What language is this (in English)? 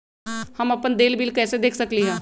Magahi